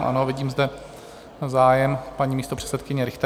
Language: Czech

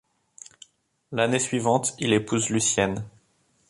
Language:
French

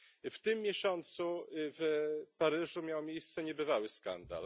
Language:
Polish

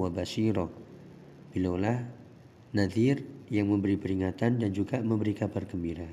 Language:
Indonesian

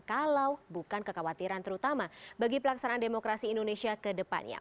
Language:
Indonesian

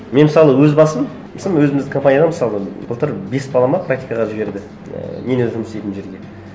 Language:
Kazakh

